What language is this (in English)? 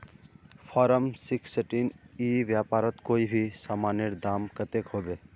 Magahi